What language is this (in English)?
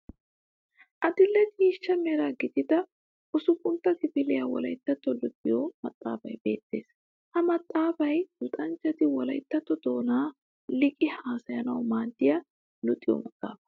Wolaytta